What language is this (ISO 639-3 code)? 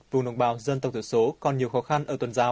vie